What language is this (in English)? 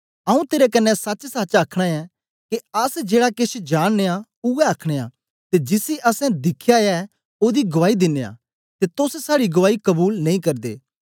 Dogri